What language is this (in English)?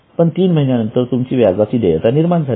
Marathi